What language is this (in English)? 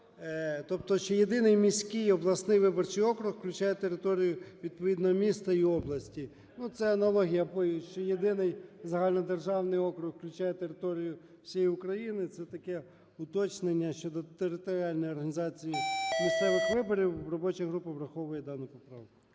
Ukrainian